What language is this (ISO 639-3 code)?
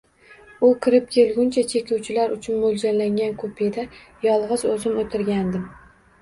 uzb